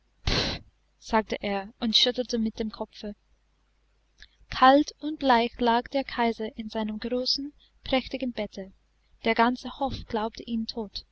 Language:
German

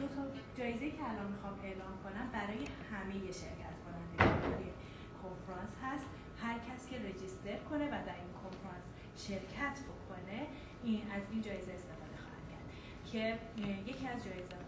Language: Persian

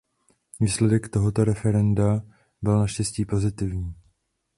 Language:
Czech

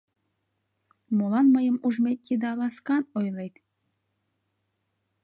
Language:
Mari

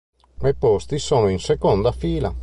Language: Italian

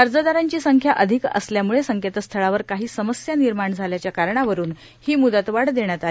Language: Marathi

